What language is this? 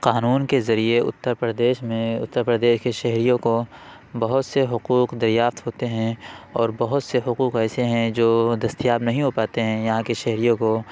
Urdu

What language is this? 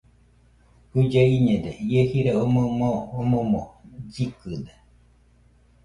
Nüpode Huitoto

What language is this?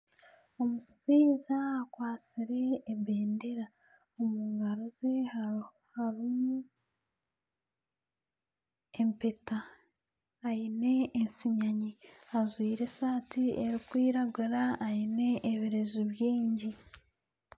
Nyankole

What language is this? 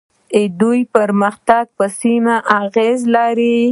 Pashto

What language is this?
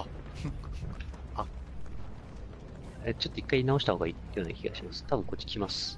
Japanese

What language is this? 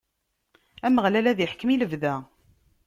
Kabyle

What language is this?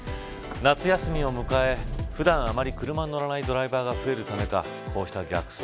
Japanese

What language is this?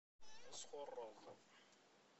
Kabyle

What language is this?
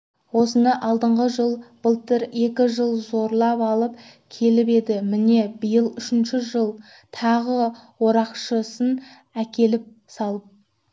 Kazakh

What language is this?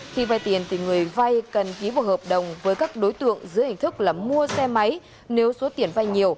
Vietnamese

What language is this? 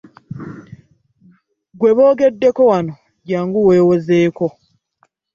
Ganda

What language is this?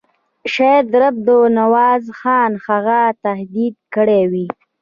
Pashto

